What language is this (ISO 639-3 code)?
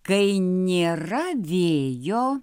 lit